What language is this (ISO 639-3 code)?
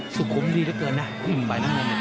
tha